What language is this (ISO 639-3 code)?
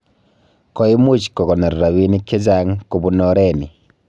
kln